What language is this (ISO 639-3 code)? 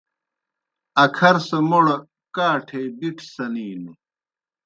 plk